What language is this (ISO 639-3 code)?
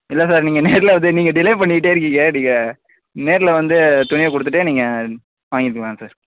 tam